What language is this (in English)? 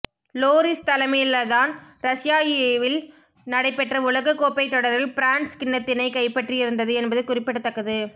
Tamil